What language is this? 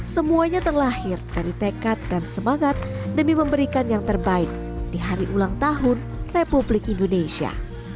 Indonesian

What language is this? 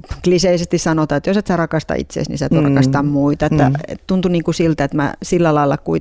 Finnish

